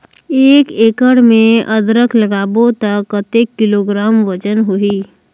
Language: Chhattisgarhi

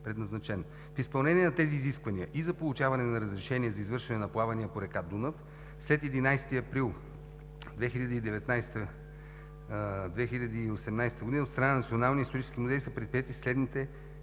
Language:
Bulgarian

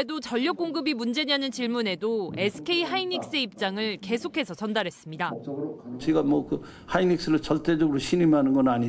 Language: Korean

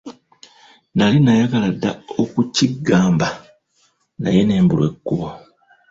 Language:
Ganda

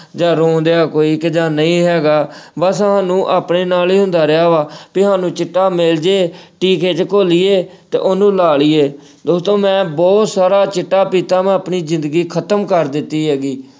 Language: Punjabi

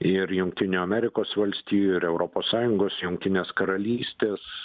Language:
Lithuanian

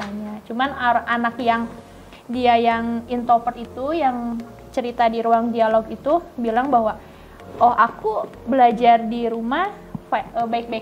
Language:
Indonesian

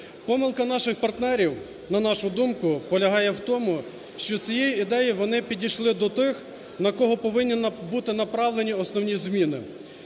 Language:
Ukrainian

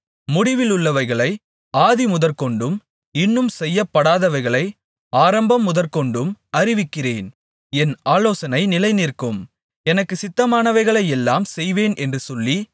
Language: Tamil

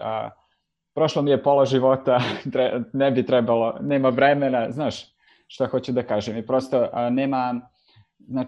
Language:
Croatian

